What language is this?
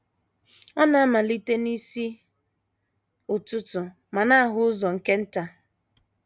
Igbo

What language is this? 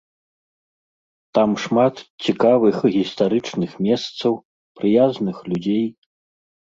Belarusian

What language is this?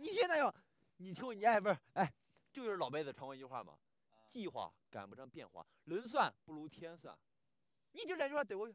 Chinese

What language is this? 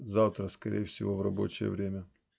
Russian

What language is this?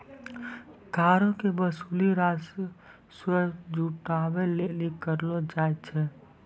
Maithili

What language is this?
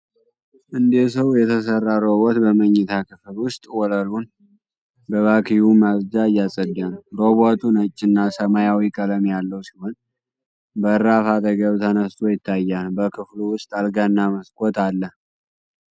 Amharic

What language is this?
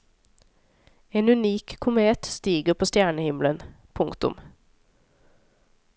Norwegian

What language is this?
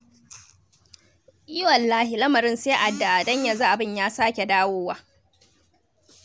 Hausa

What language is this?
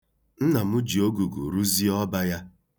Igbo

